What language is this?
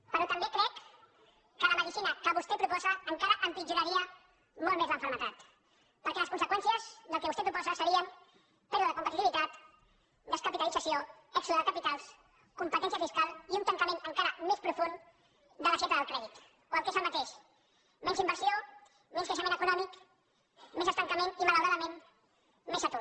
Catalan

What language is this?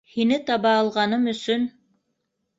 Bashkir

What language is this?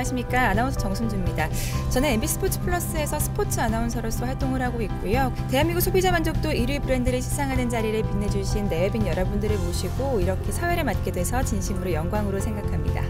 Korean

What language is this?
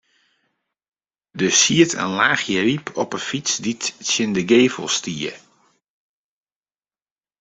Western Frisian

